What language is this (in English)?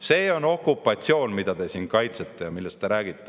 Estonian